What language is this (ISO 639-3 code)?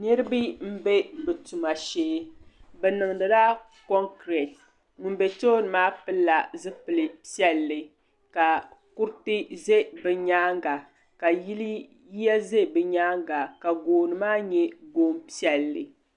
dag